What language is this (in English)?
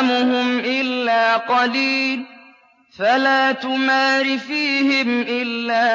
Arabic